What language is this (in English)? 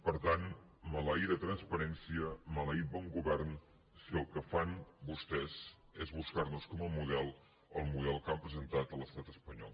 Catalan